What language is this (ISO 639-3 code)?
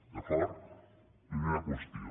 cat